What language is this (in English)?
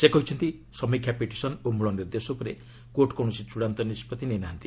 Odia